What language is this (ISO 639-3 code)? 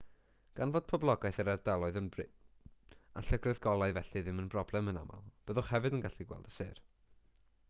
cym